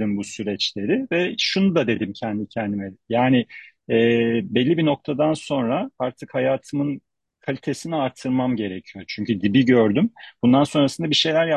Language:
Turkish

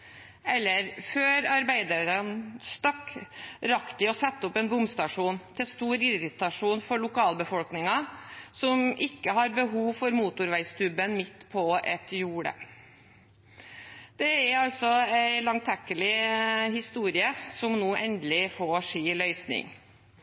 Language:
Norwegian Bokmål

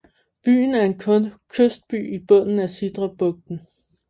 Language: Danish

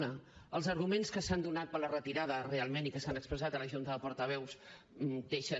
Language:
Catalan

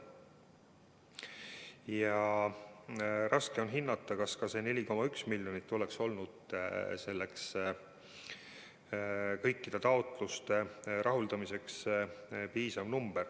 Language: Estonian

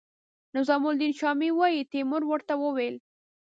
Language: Pashto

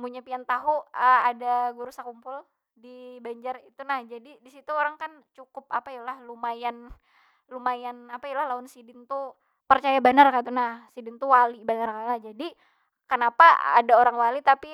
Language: Banjar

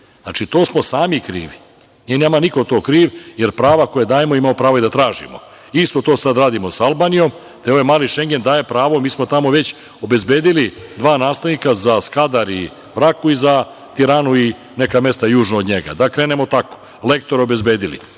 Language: Serbian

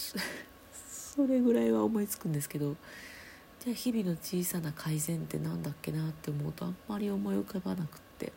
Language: Japanese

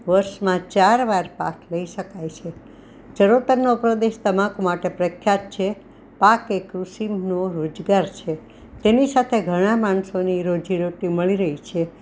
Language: Gujarati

